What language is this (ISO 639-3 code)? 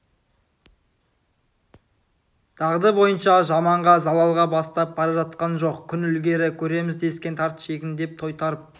kaz